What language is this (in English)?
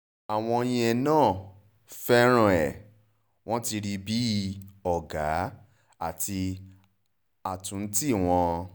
Yoruba